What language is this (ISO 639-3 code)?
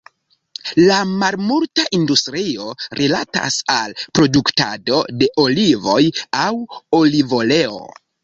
epo